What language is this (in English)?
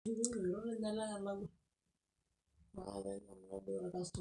Masai